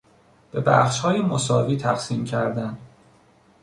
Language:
Persian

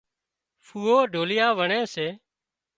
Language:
Wadiyara Koli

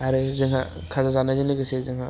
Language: Bodo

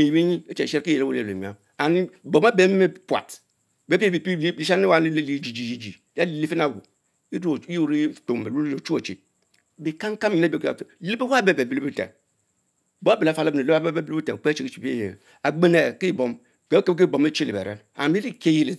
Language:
Mbe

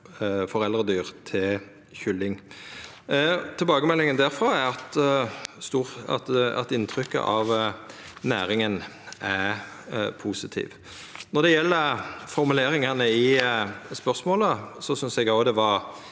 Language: Norwegian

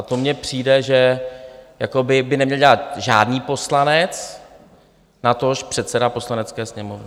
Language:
Czech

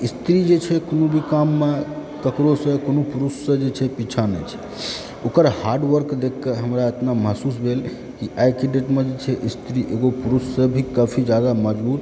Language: Maithili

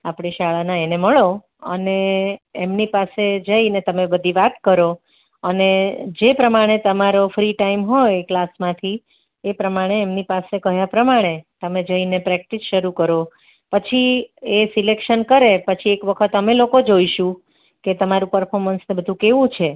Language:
Gujarati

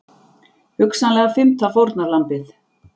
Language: Icelandic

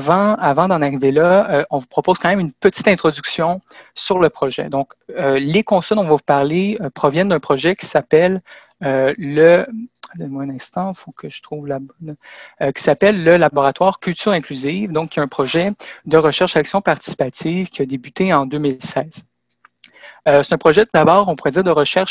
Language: French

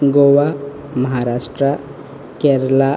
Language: Konkani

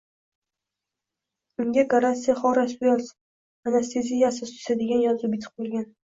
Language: Uzbek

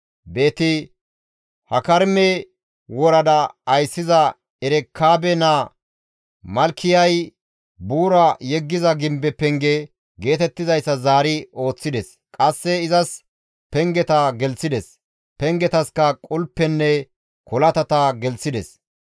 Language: Gamo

